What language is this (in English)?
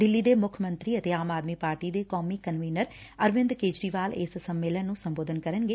Punjabi